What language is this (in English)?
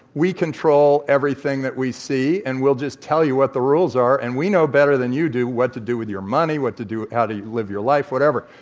English